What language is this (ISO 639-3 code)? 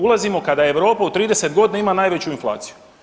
hrv